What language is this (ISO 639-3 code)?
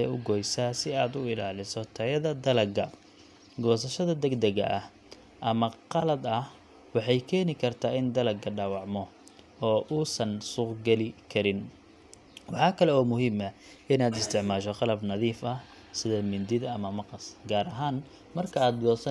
som